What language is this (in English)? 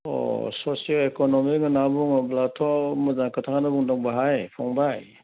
Bodo